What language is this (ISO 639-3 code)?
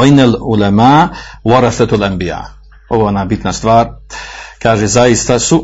hrv